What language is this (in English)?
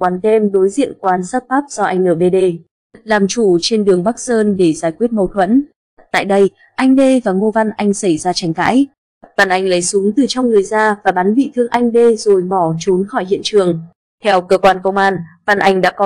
Vietnamese